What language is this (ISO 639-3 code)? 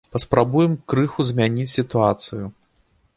bel